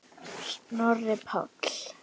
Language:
Icelandic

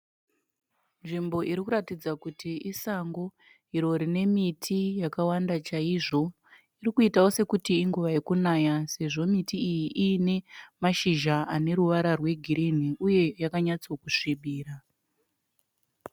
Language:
Shona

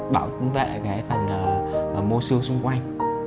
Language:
Vietnamese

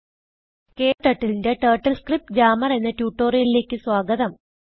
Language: Malayalam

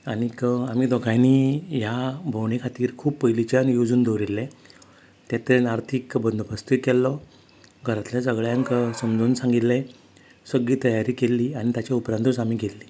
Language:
Konkani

